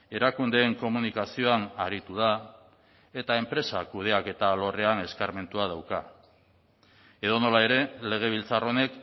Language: Basque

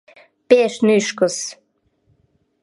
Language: Mari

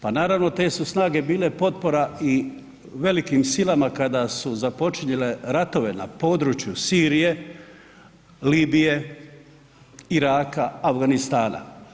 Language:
Croatian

